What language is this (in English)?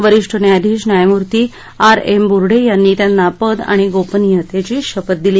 Marathi